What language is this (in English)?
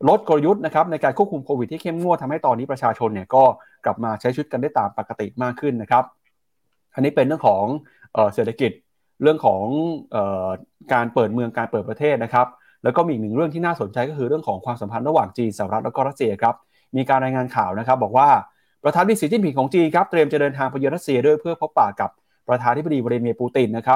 Thai